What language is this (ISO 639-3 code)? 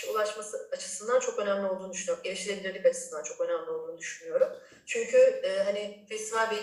tur